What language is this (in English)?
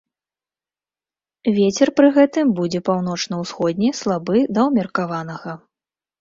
Belarusian